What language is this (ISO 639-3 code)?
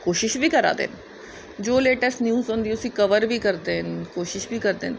doi